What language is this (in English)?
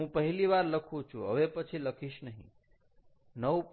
Gujarati